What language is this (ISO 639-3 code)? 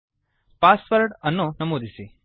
kan